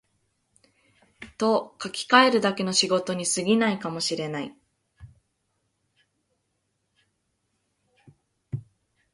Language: Japanese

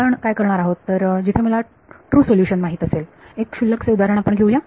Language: Marathi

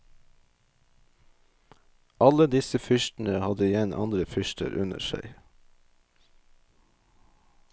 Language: Norwegian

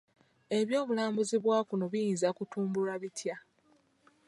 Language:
Ganda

